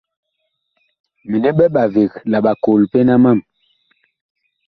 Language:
Bakoko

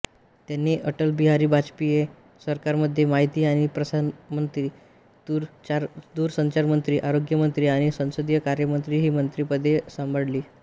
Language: Marathi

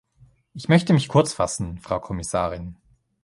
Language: German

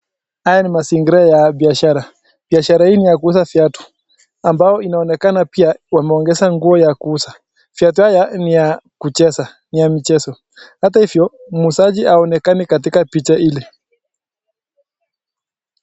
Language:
Swahili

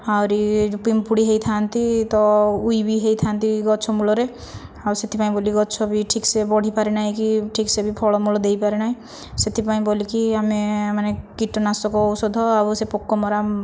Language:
Odia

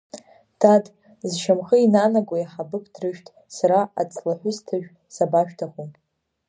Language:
Abkhazian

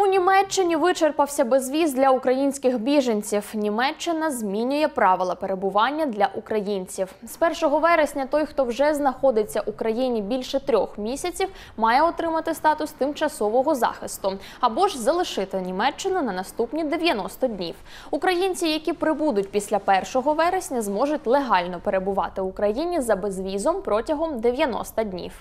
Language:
Ukrainian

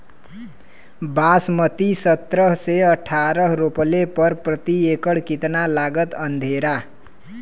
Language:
Bhojpuri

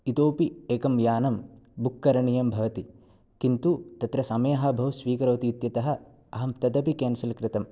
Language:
Sanskrit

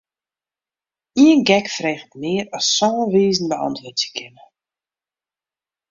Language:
Western Frisian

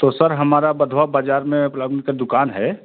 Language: Hindi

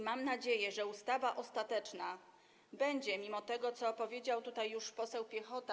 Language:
Polish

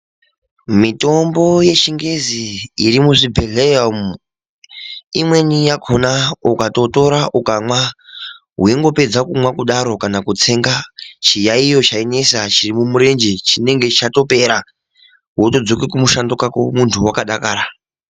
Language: Ndau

